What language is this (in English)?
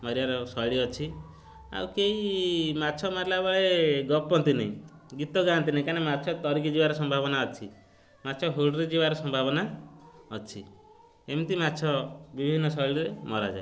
Odia